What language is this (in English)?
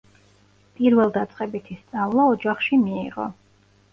Georgian